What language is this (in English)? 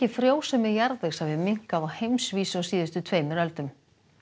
Icelandic